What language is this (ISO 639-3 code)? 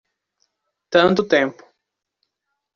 por